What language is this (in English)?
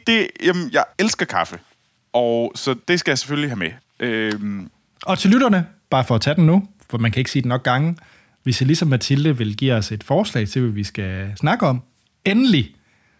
Danish